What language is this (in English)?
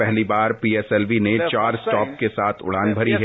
Hindi